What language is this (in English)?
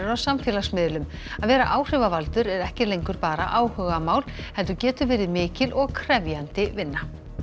Icelandic